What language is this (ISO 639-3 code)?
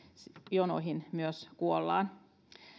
fin